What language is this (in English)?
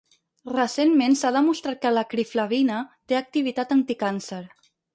Catalan